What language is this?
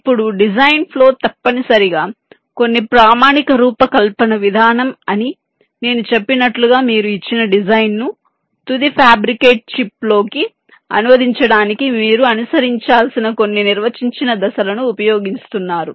Telugu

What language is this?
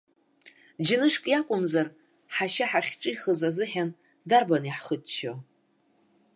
Abkhazian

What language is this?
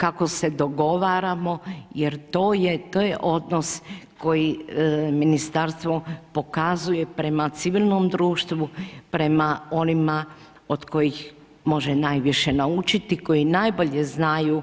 Croatian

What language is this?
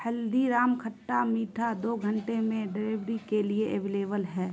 Urdu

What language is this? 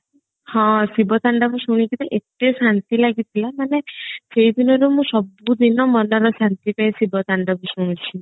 Odia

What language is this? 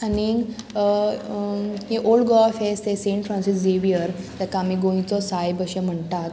Konkani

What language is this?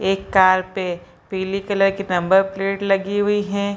Hindi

